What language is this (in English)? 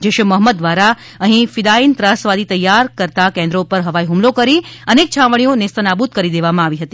Gujarati